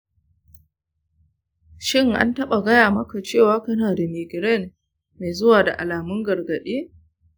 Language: Hausa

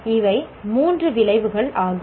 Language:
Tamil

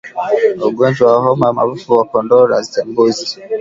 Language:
Swahili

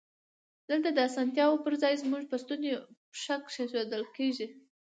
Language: Pashto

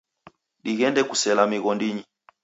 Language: Taita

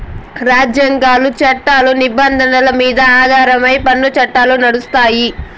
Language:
Telugu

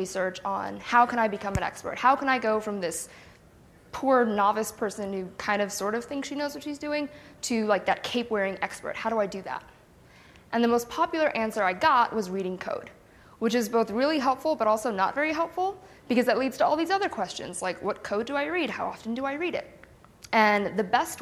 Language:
English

